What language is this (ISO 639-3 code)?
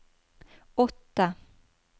nor